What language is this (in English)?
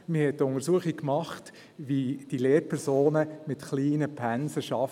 Swiss German